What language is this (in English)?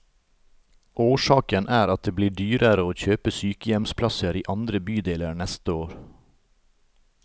Norwegian